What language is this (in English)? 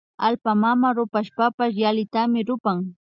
Imbabura Highland Quichua